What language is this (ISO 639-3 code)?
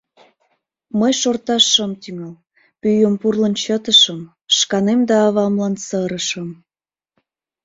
chm